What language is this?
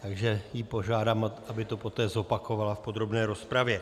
Czech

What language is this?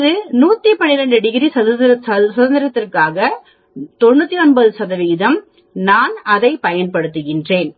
Tamil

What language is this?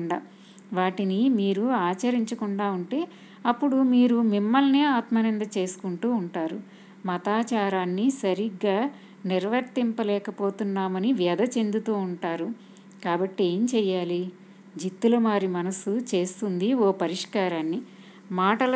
Telugu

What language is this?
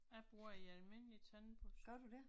Danish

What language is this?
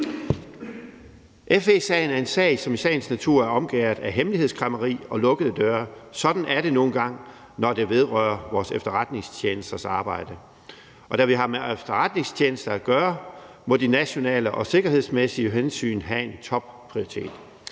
Danish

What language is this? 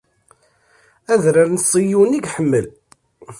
Kabyle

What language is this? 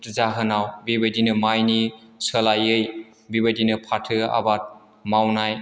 Bodo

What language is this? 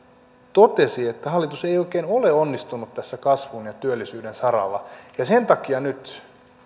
Finnish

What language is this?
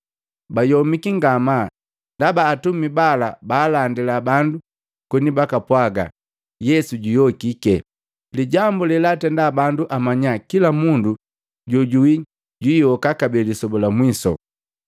Matengo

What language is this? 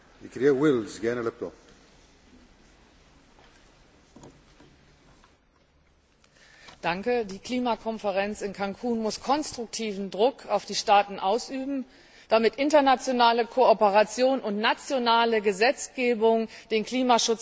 German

